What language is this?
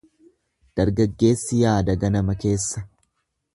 Oromo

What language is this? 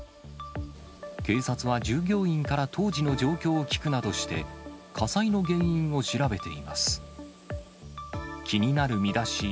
Japanese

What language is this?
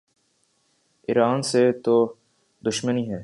Urdu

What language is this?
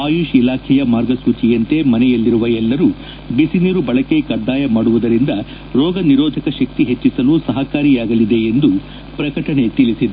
Kannada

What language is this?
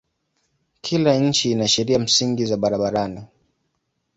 Swahili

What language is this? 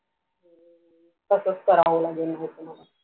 Marathi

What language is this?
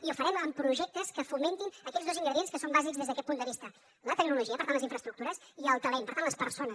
Catalan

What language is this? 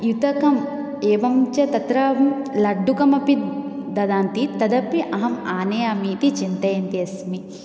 Sanskrit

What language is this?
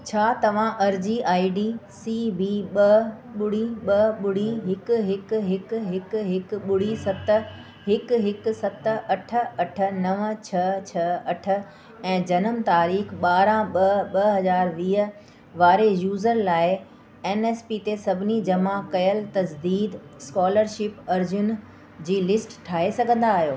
Sindhi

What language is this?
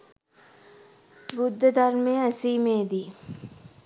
Sinhala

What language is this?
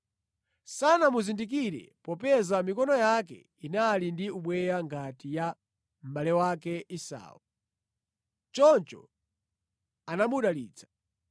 Nyanja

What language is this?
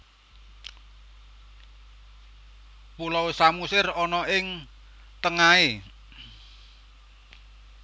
Javanese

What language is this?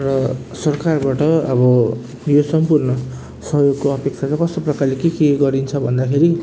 Nepali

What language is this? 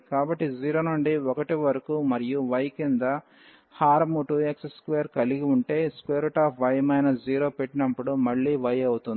Telugu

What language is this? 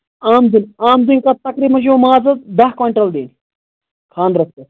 Kashmiri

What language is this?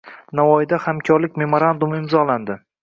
Uzbek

